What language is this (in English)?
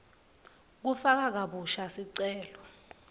Swati